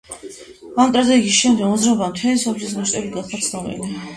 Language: Georgian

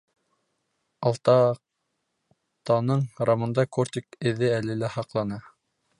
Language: Bashkir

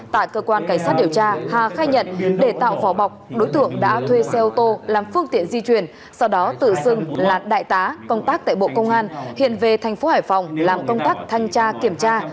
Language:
Vietnamese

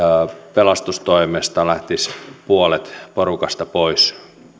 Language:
Finnish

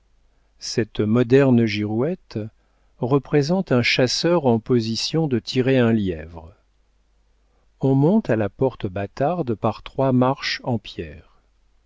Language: French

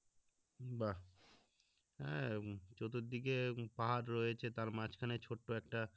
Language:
Bangla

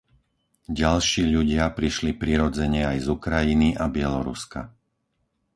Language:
Slovak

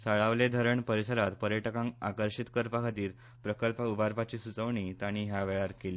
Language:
Konkani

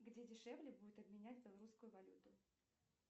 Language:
Russian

